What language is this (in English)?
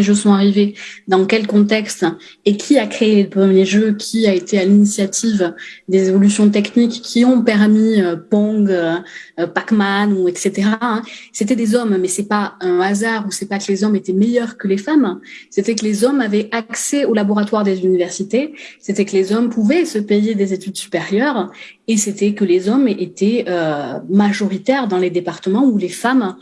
French